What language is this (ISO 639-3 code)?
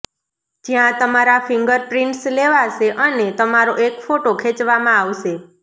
guj